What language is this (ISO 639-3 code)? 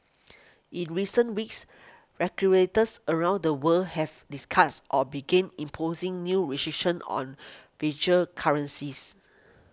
eng